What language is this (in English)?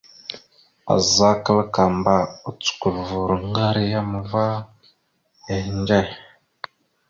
Mada (Cameroon)